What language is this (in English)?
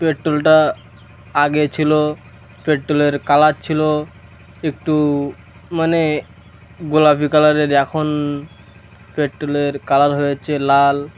Bangla